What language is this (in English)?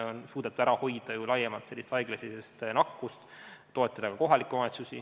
Estonian